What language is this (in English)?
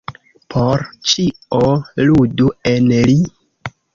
Esperanto